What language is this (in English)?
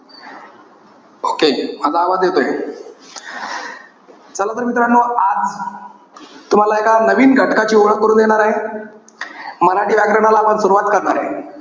Marathi